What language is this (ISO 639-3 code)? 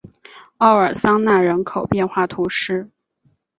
zho